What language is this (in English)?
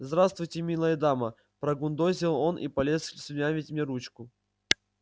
Russian